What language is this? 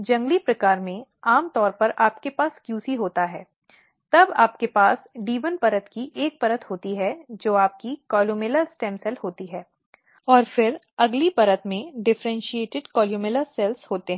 Hindi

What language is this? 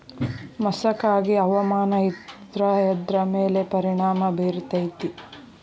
Kannada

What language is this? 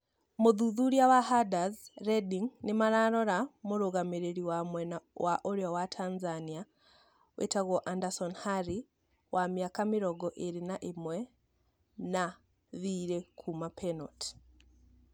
Kikuyu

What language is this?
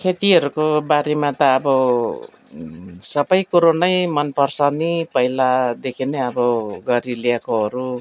Nepali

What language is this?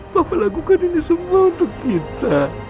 Indonesian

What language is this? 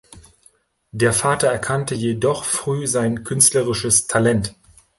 German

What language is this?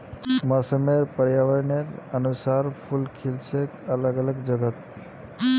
Magahi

